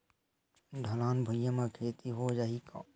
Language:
Chhattisgarhi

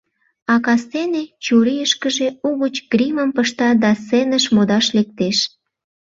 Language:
Mari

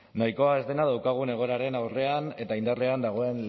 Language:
Basque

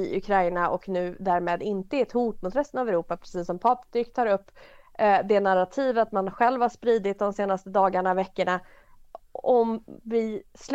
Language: Swedish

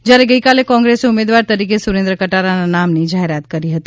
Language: Gujarati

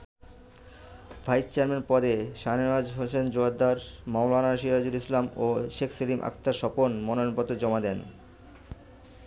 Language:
Bangla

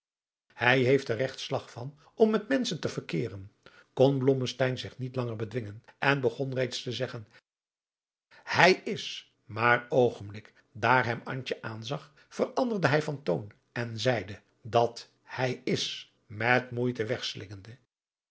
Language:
Dutch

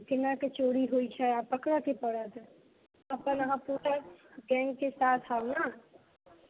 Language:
Maithili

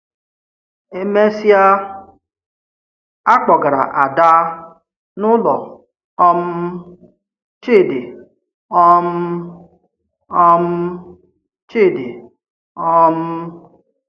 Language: Igbo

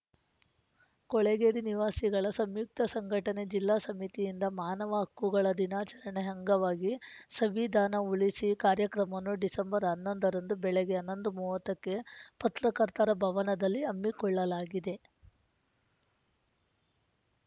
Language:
Kannada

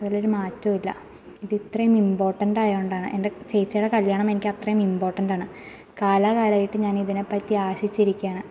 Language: Malayalam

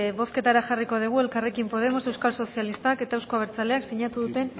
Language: Basque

